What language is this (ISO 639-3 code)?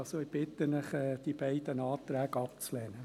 gsw